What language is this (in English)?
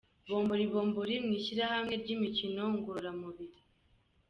Kinyarwanda